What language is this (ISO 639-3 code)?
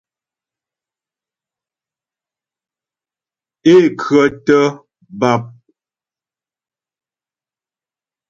bbj